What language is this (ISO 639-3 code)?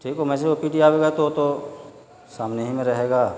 urd